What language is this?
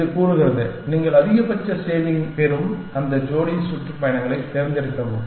Tamil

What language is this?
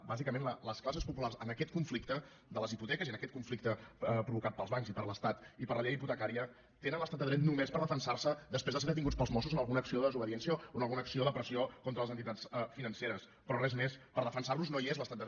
Catalan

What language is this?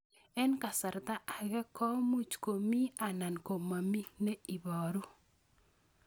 Kalenjin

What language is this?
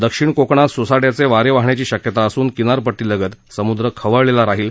Marathi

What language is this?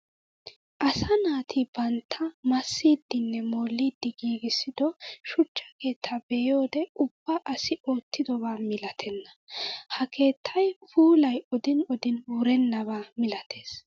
Wolaytta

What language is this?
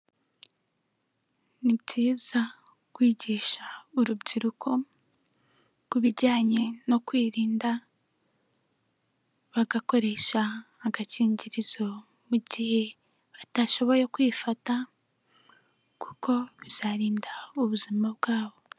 Kinyarwanda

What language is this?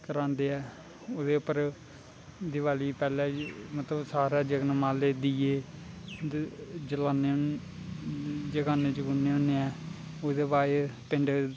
Dogri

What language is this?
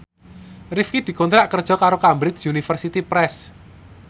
Javanese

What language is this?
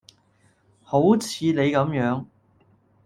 Cantonese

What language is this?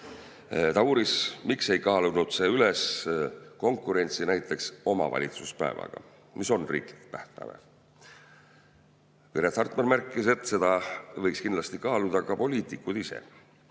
Estonian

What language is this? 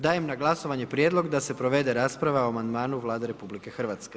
Croatian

